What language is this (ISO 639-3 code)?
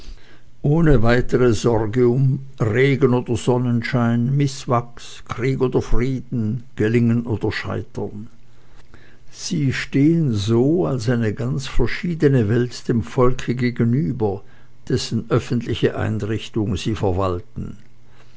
deu